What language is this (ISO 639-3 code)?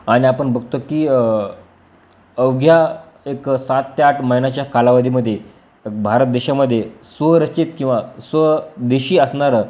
mar